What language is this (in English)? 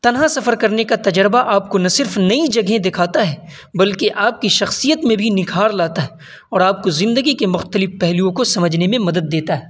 Urdu